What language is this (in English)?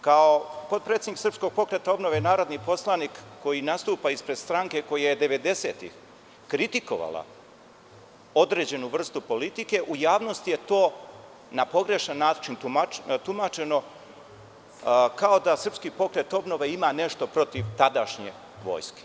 Serbian